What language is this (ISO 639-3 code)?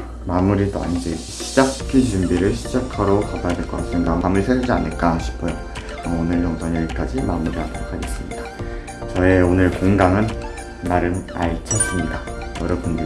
kor